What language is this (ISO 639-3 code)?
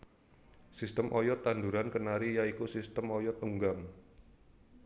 jav